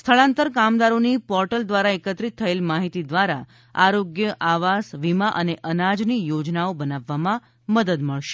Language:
Gujarati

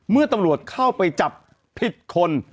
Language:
Thai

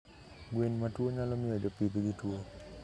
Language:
Luo (Kenya and Tanzania)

